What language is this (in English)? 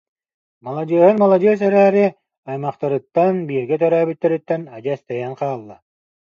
Yakut